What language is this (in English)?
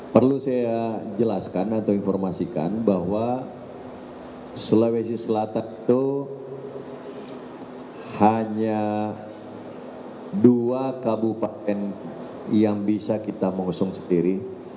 Indonesian